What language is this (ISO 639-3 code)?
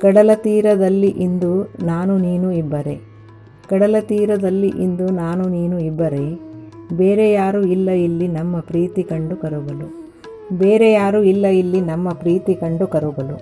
kan